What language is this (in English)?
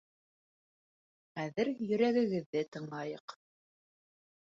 Bashkir